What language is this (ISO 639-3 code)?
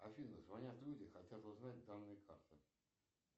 rus